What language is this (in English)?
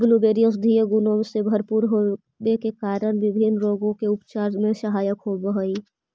Magahi